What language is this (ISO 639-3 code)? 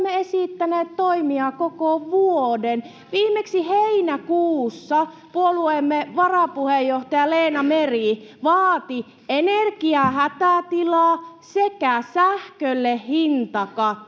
fin